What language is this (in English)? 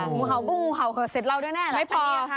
Thai